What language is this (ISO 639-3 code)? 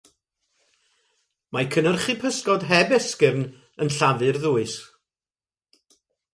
cym